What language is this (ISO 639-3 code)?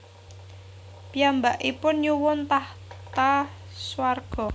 jav